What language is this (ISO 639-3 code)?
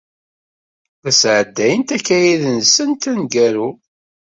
kab